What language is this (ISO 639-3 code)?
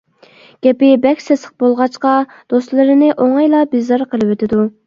uig